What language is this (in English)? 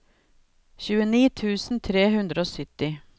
Norwegian